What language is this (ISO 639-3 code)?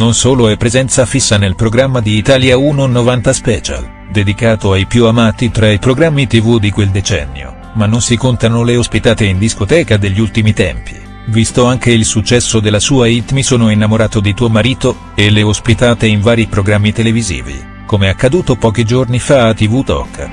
ita